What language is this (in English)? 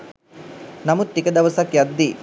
Sinhala